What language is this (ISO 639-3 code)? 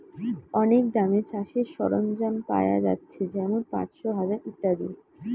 ben